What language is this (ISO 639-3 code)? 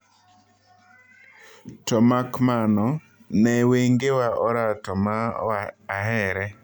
luo